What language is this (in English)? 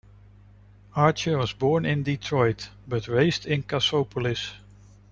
English